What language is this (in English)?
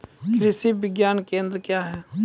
Maithili